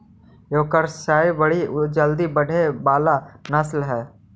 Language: Magahi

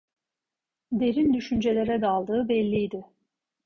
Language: Turkish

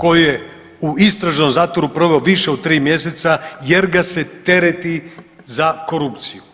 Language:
Croatian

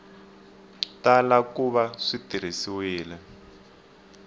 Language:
Tsonga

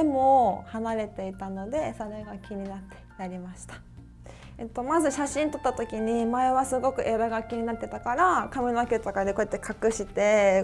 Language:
Japanese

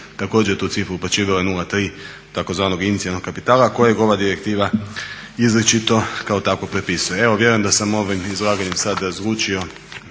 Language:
Croatian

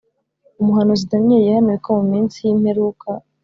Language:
Kinyarwanda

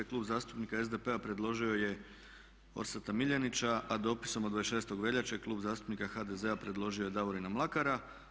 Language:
Croatian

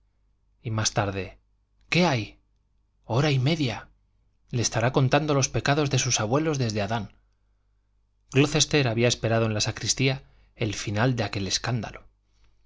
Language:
Spanish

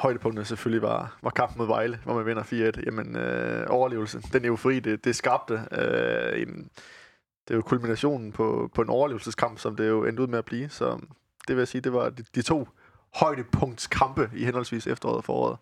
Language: Danish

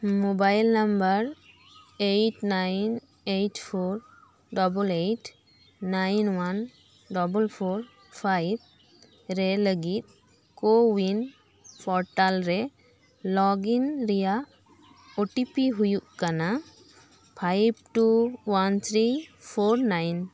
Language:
Santali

